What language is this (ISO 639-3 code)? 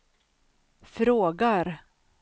swe